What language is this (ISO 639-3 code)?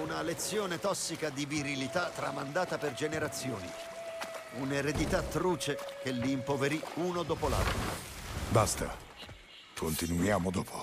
ita